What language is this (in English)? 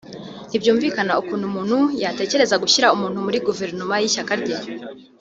Kinyarwanda